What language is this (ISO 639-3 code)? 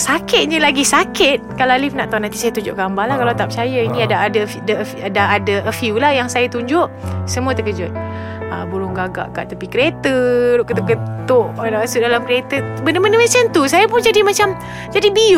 msa